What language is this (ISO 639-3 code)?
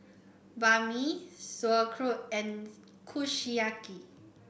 eng